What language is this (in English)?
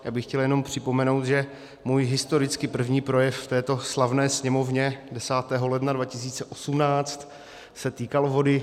Czech